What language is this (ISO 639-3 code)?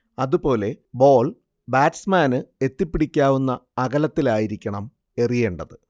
mal